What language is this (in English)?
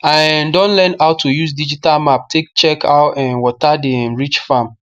Nigerian Pidgin